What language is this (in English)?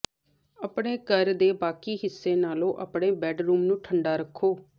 Punjabi